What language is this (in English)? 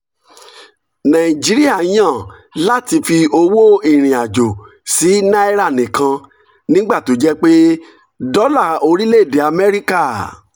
Yoruba